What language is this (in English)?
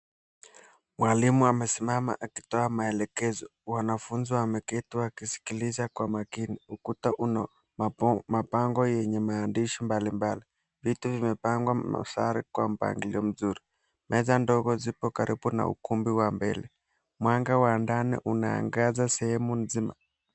Swahili